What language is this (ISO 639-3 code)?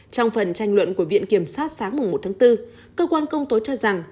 vie